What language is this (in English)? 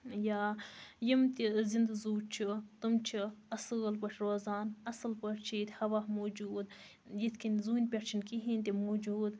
Kashmiri